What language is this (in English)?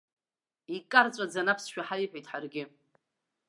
Abkhazian